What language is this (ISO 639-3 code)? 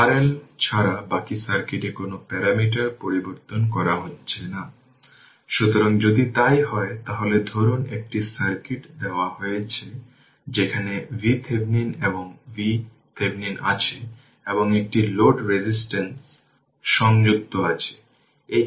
ben